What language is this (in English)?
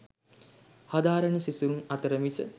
Sinhala